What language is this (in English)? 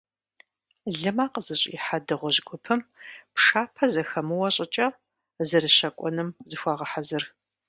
Kabardian